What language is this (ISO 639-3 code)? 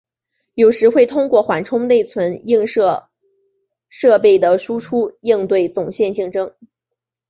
zho